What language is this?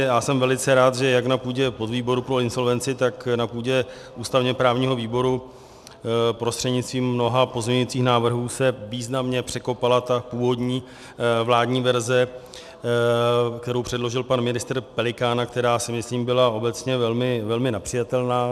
Czech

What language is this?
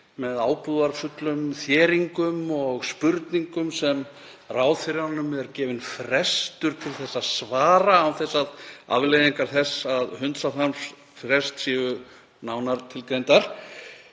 Icelandic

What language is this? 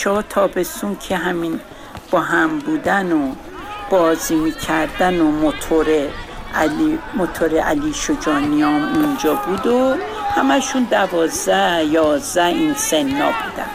Persian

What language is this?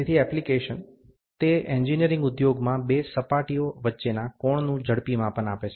Gujarati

